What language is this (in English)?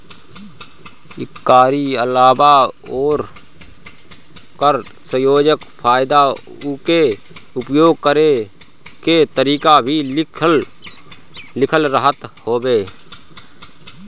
Bhojpuri